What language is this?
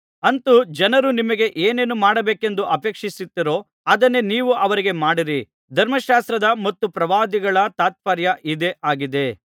Kannada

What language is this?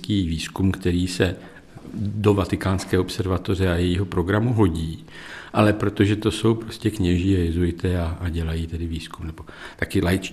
Czech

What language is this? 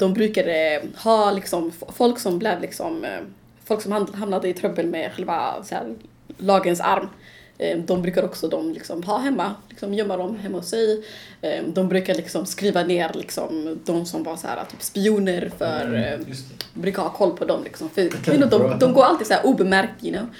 Swedish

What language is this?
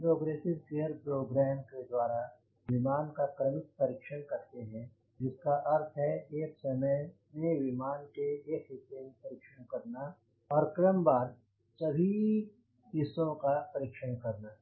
Hindi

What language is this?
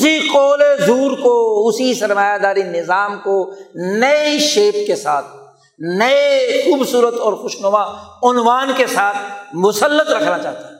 Urdu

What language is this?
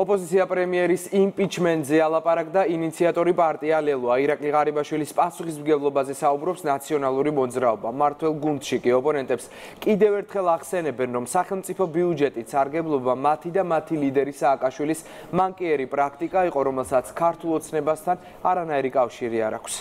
Romanian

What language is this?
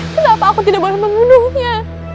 Indonesian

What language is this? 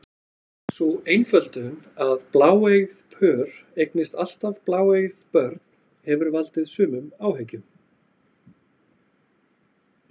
Icelandic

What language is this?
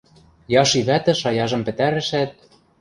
Western Mari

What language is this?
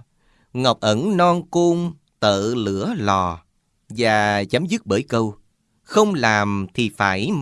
Vietnamese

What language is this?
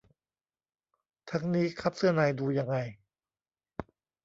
Thai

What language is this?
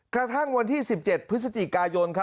Thai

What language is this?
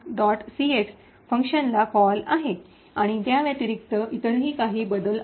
Marathi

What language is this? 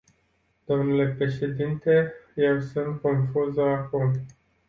Romanian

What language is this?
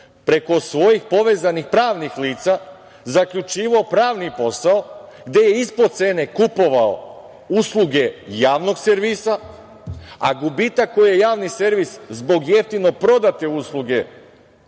Serbian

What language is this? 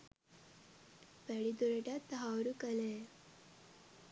Sinhala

